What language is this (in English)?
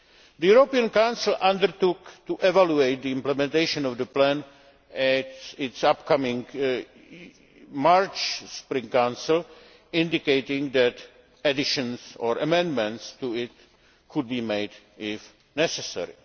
English